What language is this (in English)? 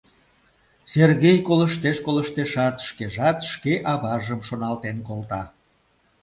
Mari